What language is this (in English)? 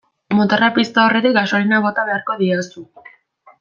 Basque